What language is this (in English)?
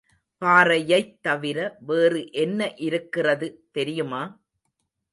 Tamil